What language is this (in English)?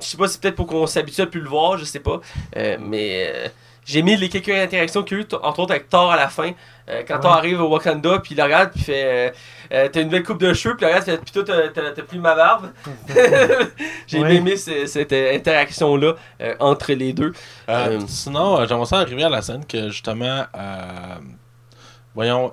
French